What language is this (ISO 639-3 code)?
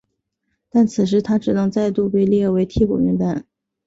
zho